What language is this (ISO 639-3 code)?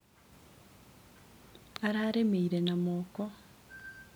kik